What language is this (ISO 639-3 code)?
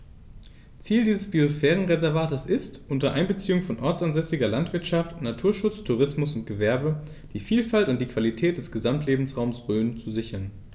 deu